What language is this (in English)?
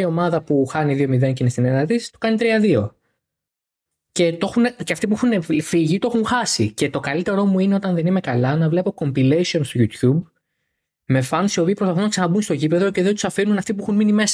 Greek